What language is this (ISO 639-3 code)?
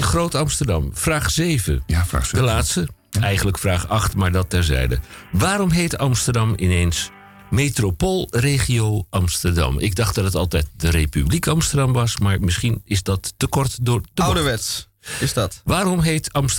nld